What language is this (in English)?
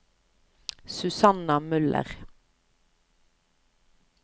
Norwegian